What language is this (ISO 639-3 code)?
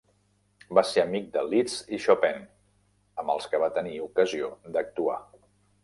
cat